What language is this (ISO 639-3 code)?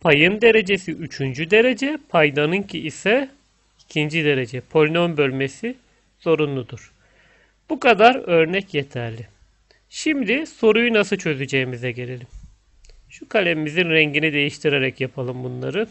tur